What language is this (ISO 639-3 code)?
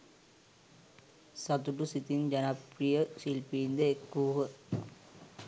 sin